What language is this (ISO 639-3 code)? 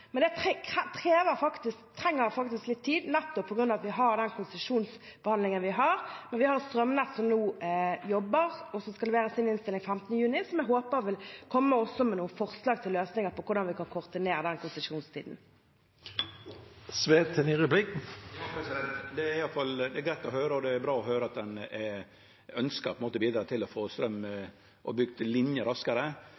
nor